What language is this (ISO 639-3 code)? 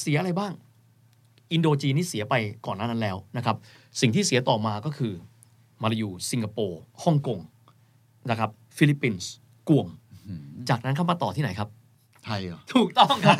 tha